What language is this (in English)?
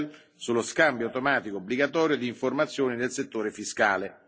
Italian